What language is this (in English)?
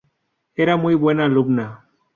Spanish